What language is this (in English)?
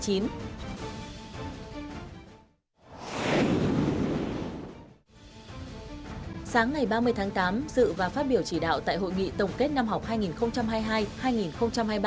Vietnamese